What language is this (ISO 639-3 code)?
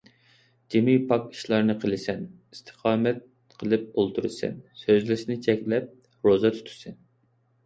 uig